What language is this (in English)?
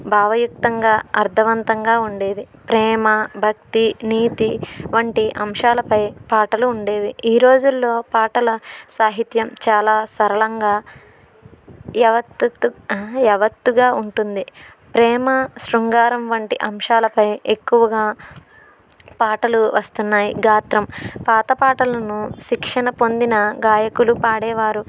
Telugu